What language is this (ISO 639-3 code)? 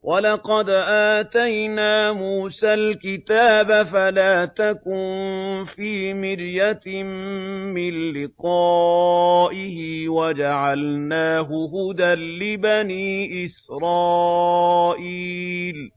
ara